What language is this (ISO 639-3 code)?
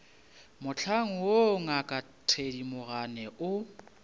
nso